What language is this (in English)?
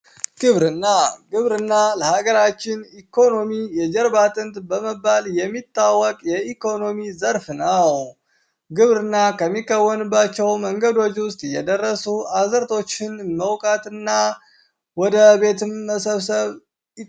Amharic